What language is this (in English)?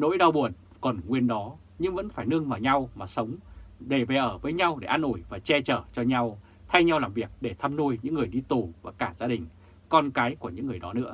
Vietnamese